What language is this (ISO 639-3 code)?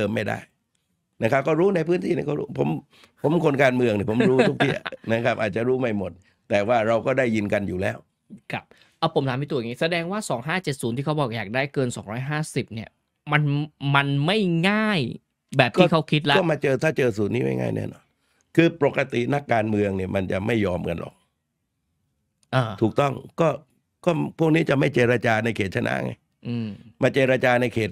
tha